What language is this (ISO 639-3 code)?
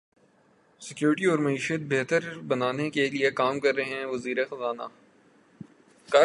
urd